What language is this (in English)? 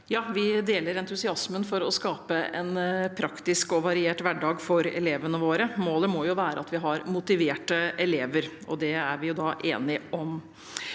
Norwegian